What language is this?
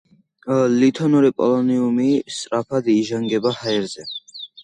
Georgian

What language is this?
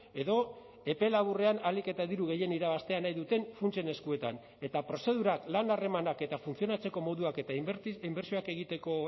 Basque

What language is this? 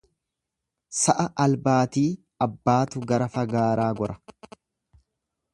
Oromo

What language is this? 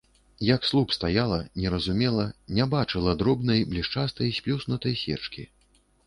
Belarusian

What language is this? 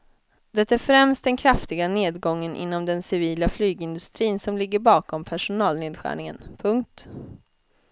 Swedish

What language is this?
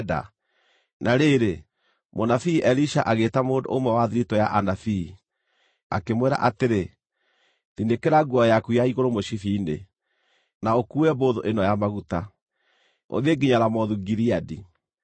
Kikuyu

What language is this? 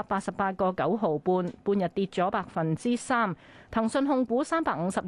Chinese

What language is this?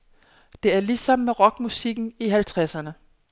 Danish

